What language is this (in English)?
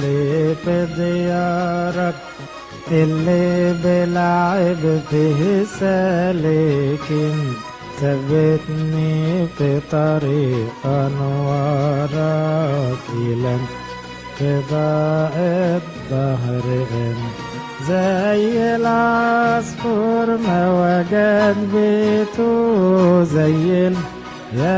Arabic